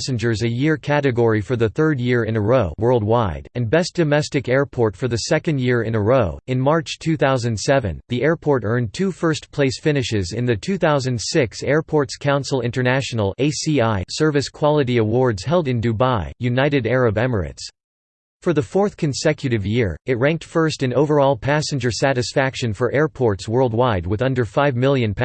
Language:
English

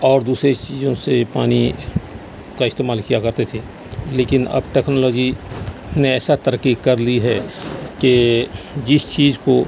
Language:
Urdu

